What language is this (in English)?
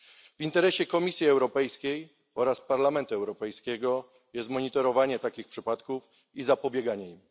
Polish